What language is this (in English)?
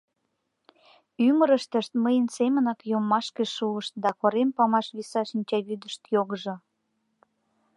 Mari